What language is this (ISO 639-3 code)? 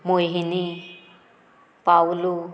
kok